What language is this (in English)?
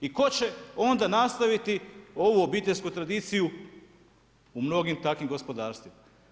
Croatian